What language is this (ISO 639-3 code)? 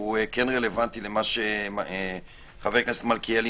heb